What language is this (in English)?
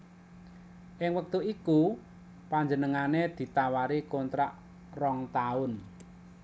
Javanese